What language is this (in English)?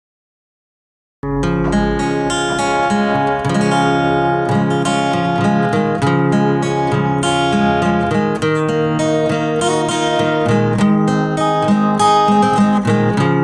Indonesian